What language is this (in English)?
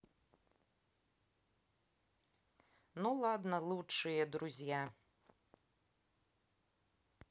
Russian